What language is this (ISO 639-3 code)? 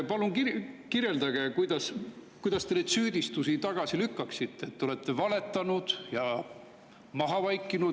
est